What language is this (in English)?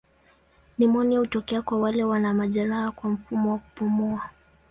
Swahili